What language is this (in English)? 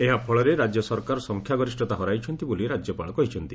Odia